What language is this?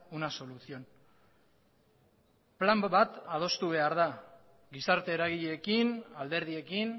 Basque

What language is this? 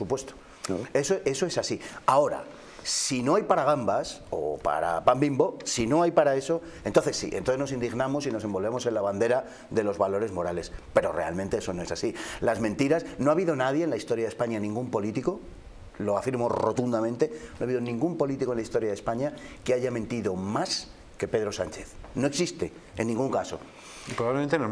Spanish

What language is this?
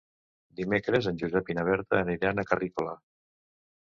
Catalan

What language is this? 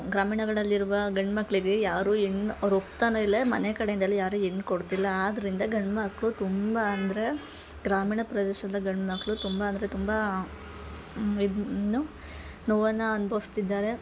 Kannada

